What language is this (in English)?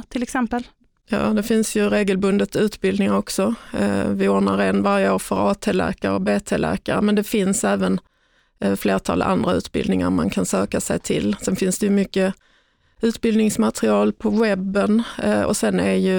Swedish